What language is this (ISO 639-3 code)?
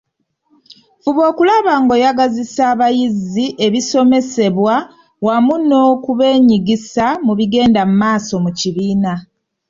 lug